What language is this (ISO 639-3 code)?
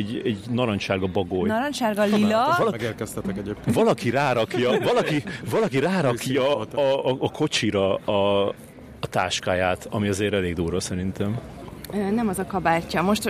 hun